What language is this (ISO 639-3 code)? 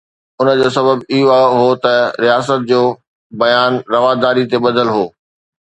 snd